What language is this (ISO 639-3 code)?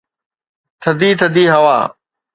snd